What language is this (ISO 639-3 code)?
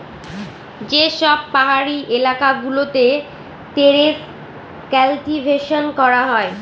ben